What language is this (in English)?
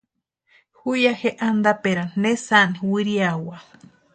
Western Highland Purepecha